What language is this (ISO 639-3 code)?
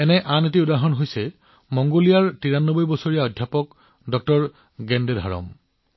asm